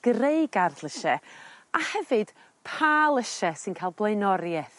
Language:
Welsh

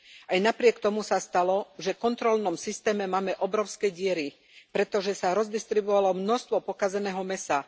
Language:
Slovak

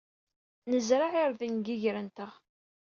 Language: Kabyle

